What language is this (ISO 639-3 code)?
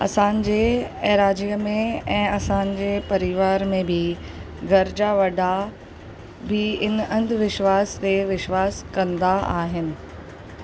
snd